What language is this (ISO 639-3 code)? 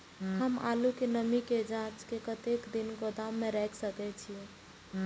mai